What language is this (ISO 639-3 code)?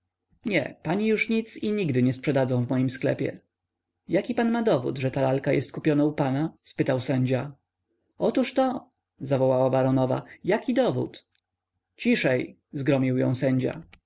pol